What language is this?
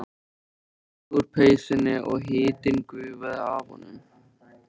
Icelandic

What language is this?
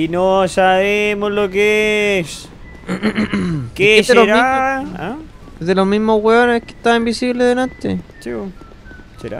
Spanish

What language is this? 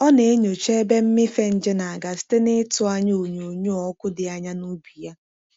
Igbo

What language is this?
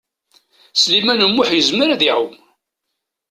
Kabyle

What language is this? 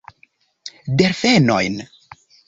Esperanto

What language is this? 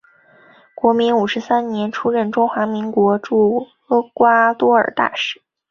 Chinese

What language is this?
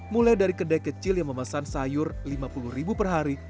Indonesian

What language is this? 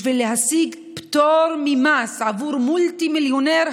Hebrew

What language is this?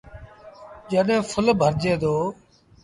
Sindhi Bhil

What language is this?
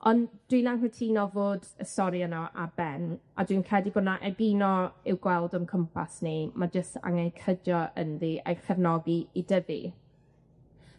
Welsh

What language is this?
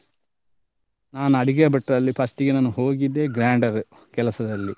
Kannada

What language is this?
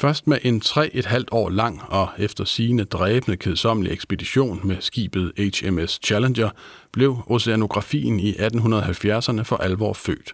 Danish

